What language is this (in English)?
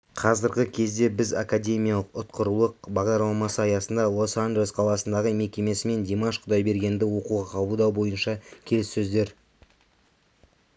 Kazakh